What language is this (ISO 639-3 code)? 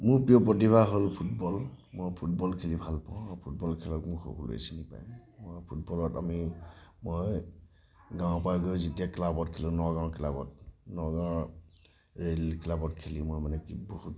asm